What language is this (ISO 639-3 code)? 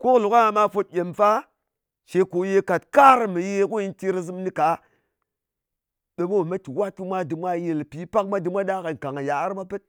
anc